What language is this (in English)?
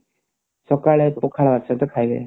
Odia